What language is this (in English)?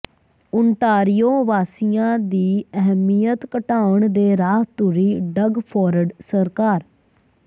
Punjabi